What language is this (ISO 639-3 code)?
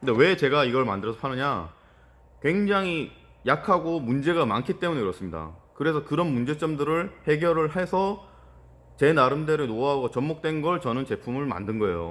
kor